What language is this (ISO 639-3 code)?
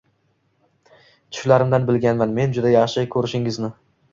uzb